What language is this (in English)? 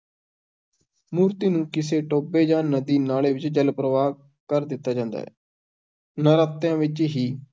Punjabi